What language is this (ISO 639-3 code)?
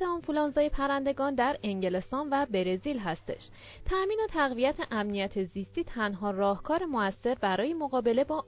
fas